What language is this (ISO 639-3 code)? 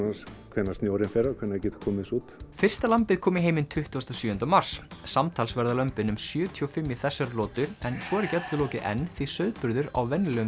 isl